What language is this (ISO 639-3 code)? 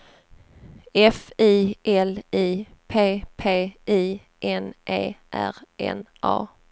swe